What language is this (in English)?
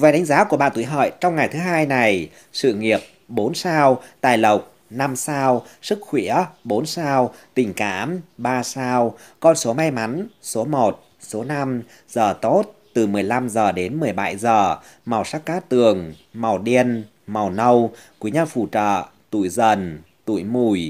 Vietnamese